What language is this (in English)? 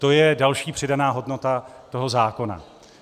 Czech